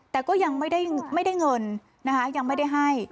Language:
Thai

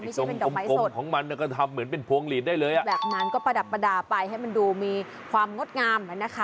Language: Thai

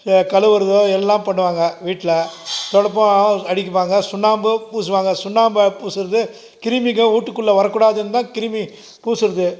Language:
Tamil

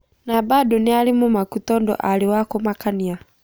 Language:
Kikuyu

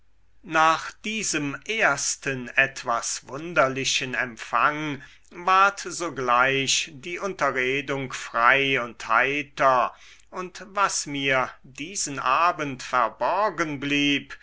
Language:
German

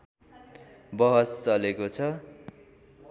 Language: Nepali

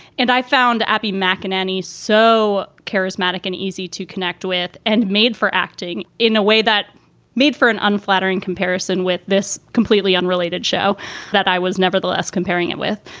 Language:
English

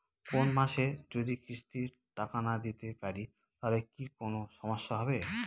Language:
Bangla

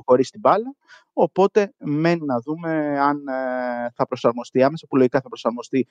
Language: Greek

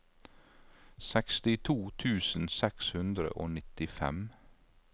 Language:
Norwegian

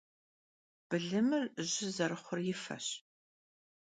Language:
Kabardian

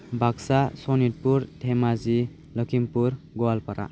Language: Bodo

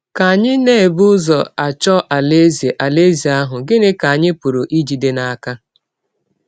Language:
Igbo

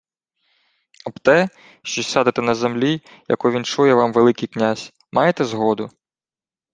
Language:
Ukrainian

